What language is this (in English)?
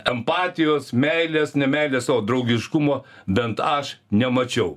Lithuanian